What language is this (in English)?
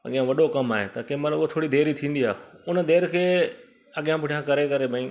Sindhi